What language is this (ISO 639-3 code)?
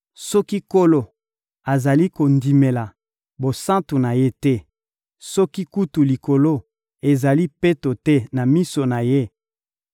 lin